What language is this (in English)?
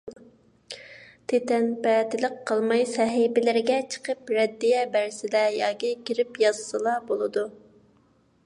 Uyghur